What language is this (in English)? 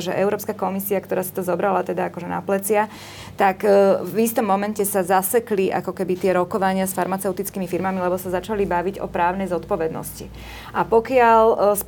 Slovak